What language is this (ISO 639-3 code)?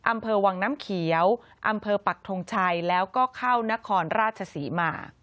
tha